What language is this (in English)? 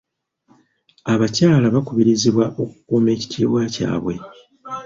Ganda